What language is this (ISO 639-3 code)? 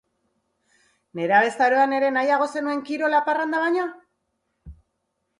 eus